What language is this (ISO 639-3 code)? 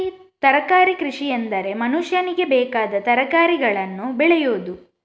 kan